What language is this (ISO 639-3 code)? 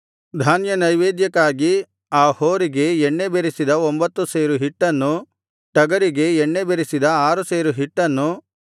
kan